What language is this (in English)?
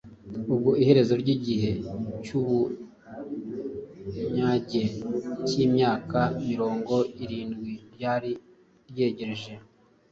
Kinyarwanda